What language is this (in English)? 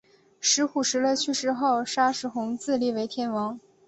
Chinese